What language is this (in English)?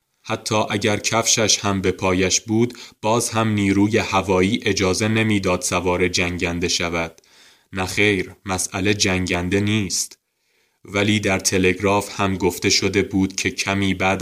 Persian